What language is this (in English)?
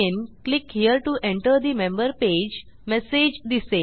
Marathi